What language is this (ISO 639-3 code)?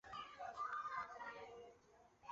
zho